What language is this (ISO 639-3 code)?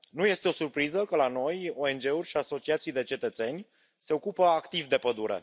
ron